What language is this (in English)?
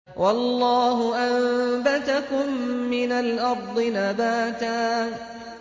Arabic